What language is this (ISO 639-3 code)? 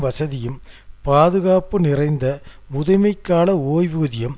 tam